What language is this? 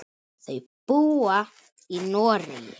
Icelandic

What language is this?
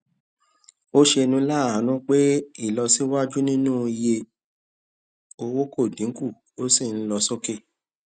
Yoruba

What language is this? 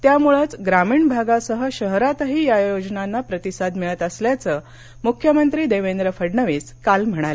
Marathi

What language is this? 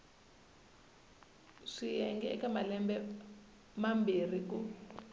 Tsonga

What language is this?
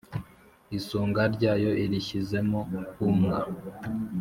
Kinyarwanda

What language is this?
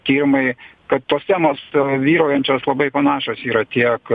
Lithuanian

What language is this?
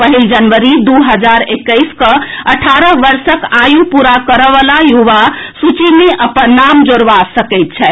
Maithili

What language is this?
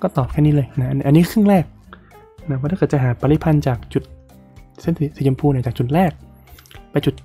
Thai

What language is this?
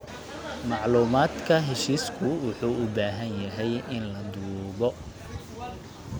Somali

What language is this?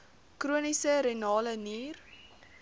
Afrikaans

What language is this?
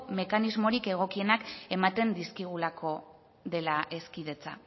Basque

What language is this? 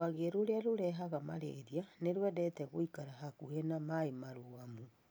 Kikuyu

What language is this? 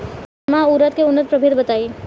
Bhojpuri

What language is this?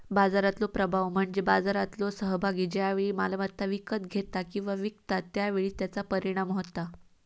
Marathi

